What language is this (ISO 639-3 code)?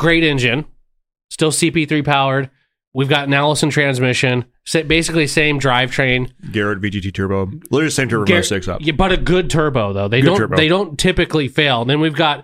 eng